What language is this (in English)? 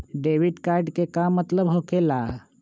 Magahi